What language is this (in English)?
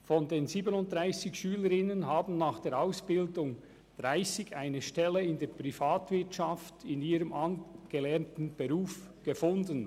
Swiss German